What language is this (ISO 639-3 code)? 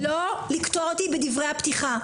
heb